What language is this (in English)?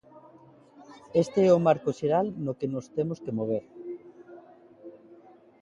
Galician